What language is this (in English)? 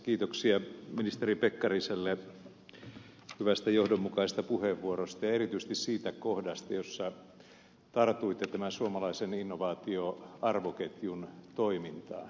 Finnish